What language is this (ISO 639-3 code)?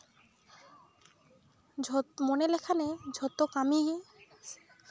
sat